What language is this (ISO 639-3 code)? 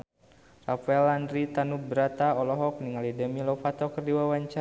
sun